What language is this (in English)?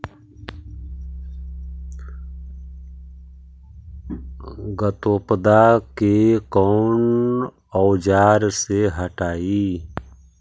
Magahi